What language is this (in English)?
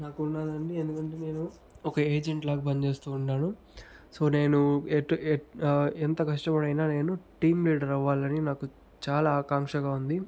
Telugu